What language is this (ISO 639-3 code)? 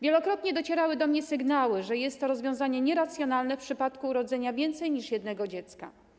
pol